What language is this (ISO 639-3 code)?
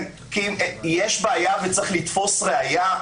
heb